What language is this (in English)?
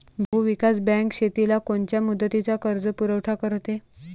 Marathi